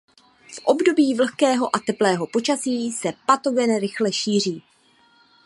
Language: Czech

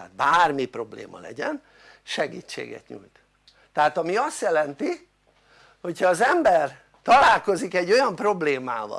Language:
Hungarian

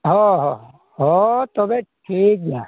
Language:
Santali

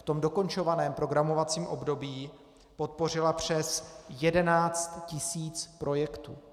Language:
Czech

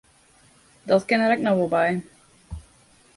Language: Western Frisian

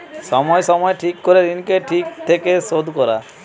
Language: Bangla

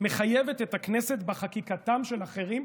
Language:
Hebrew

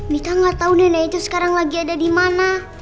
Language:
Indonesian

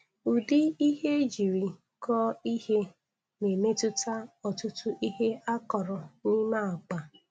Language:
Igbo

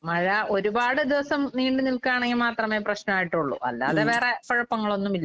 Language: Malayalam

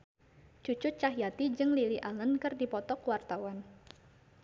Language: Sundanese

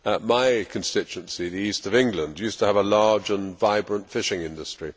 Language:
English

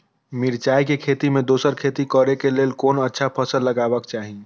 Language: Maithili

